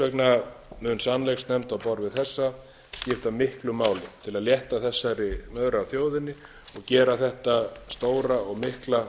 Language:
Icelandic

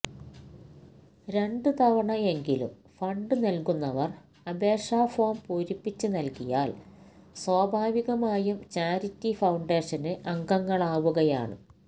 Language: Malayalam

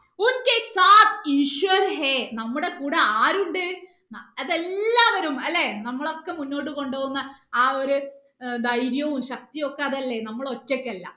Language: Malayalam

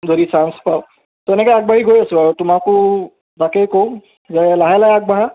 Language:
Assamese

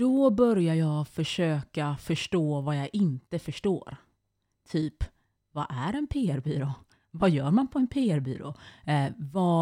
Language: Swedish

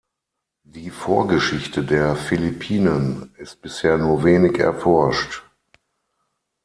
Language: German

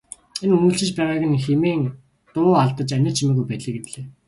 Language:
Mongolian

